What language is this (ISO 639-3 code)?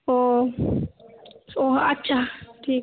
ben